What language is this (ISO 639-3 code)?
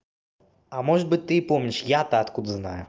rus